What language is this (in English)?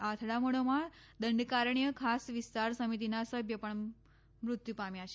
Gujarati